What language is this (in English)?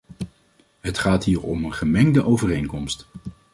Dutch